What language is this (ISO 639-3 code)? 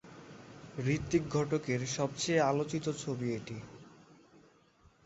ben